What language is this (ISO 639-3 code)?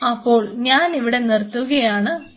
mal